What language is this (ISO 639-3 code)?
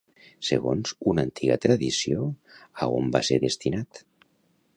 cat